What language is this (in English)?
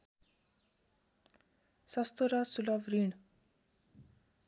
Nepali